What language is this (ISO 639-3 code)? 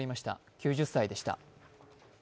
jpn